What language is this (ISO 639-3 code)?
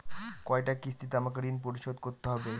ben